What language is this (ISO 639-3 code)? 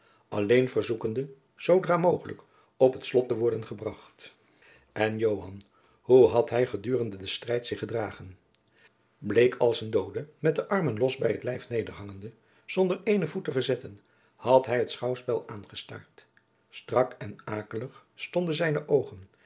nld